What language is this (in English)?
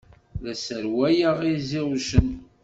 Kabyle